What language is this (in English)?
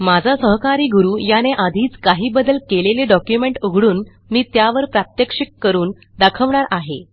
Marathi